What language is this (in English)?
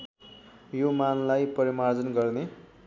Nepali